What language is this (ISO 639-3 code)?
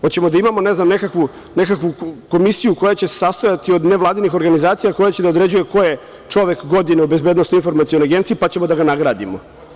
srp